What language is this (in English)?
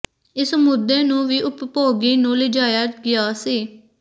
Punjabi